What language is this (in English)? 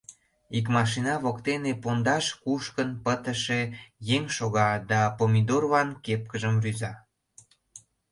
Mari